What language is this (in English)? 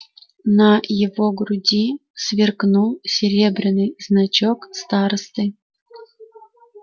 Russian